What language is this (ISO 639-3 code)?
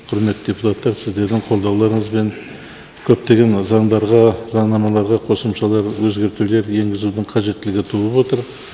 kaz